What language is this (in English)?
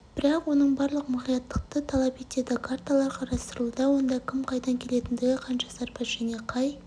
Kazakh